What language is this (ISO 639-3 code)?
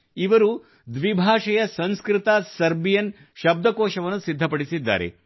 kan